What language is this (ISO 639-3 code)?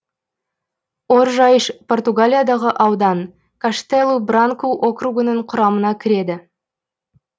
kaz